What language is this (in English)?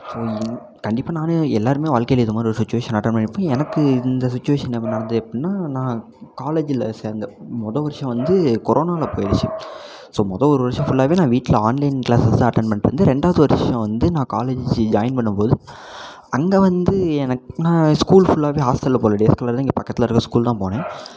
Tamil